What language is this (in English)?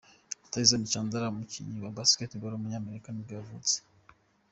Kinyarwanda